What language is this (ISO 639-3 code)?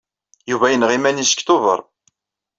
kab